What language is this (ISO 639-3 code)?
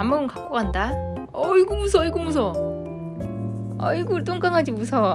kor